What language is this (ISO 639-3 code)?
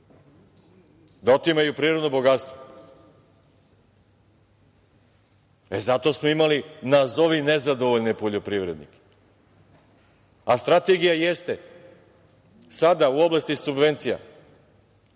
srp